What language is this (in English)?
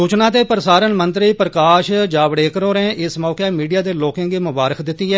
Dogri